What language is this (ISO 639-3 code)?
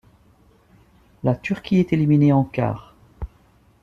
fra